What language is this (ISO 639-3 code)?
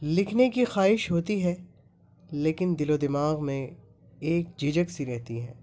urd